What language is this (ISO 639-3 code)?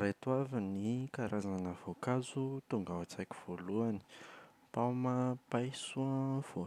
mlg